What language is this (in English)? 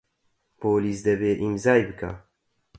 Central Kurdish